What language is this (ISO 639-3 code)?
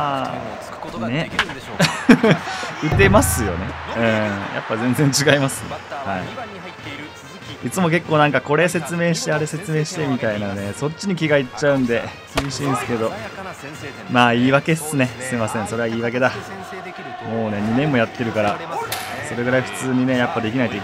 jpn